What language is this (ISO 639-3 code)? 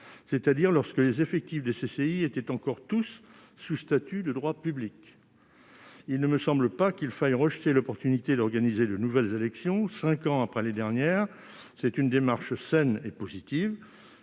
fra